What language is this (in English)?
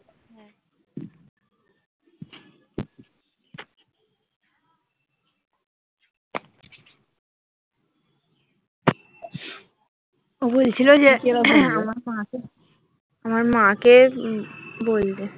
Bangla